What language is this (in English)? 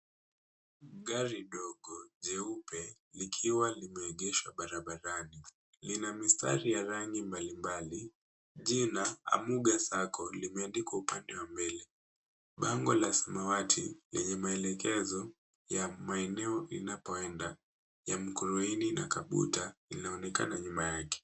Swahili